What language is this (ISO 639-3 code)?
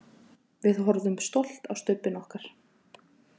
isl